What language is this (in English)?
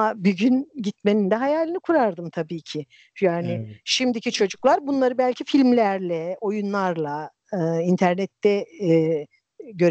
Turkish